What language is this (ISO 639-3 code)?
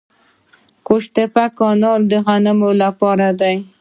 pus